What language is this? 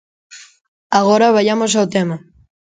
Galician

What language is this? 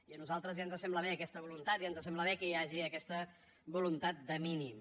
Catalan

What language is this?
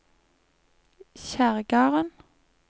Norwegian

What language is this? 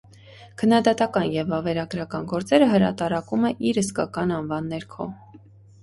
Armenian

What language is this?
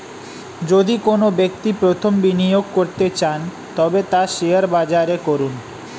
Bangla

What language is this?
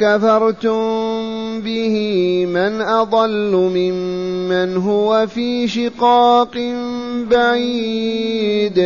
Arabic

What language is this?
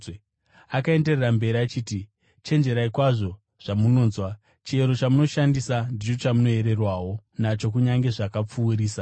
Shona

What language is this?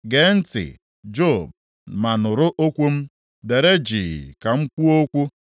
Igbo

